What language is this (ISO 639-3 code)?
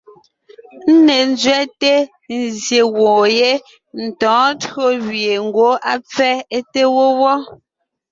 nnh